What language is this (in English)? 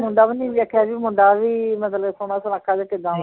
Punjabi